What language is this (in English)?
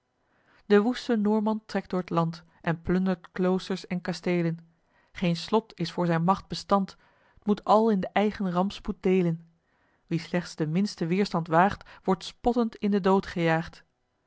Dutch